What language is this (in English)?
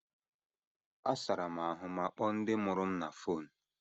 Igbo